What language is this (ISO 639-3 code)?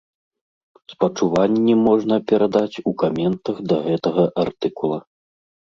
bel